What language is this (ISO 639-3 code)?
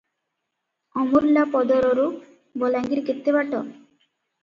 ori